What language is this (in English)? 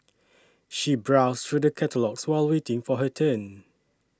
English